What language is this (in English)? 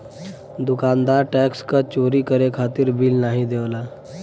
Bhojpuri